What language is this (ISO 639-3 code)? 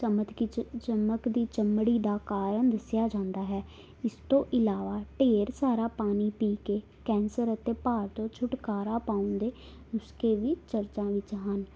pan